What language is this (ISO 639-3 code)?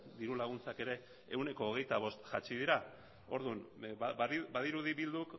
eus